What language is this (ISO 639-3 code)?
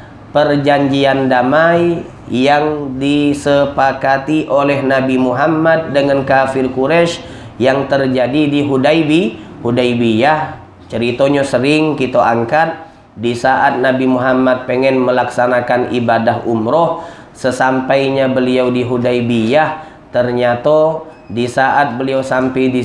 ind